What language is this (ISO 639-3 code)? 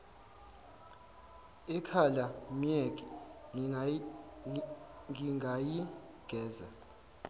zul